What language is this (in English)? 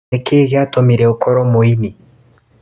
Kikuyu